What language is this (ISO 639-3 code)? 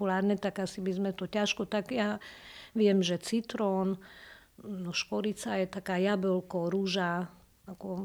slk